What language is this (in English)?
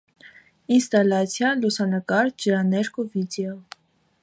Armenian